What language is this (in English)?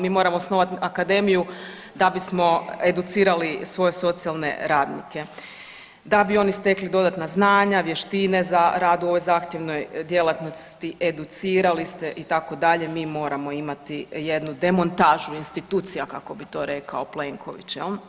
Croatian